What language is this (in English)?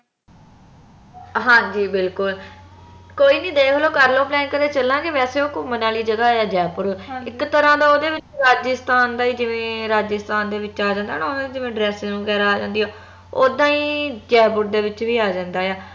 Punjabi